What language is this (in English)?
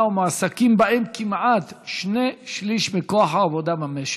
Hebrew